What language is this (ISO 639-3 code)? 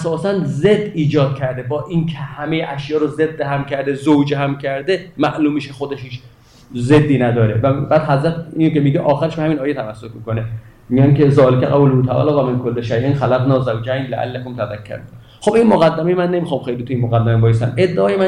fas